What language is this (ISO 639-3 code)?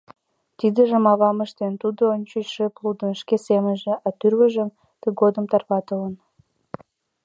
chm